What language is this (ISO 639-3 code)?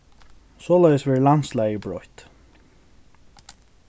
fao